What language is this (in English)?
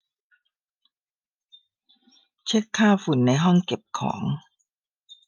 Thai